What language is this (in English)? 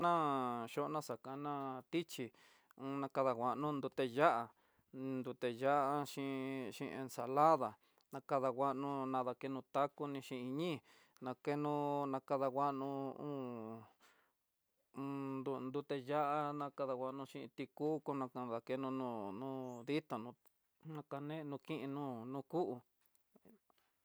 Tidaá Mixtec